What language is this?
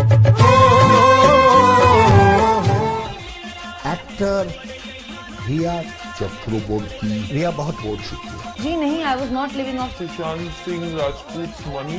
Turkish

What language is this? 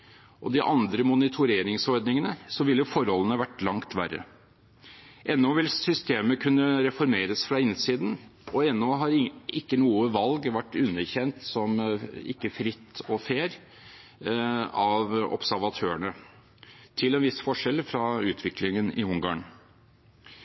Norwegian Bokmål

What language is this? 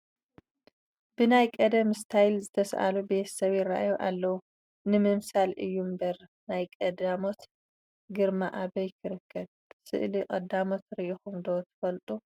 Tigrinya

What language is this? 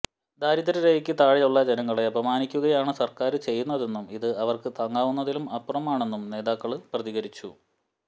Malayalam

